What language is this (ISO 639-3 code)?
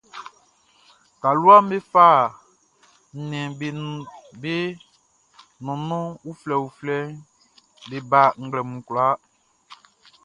bci